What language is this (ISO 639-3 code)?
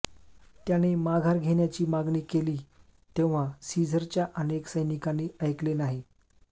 mar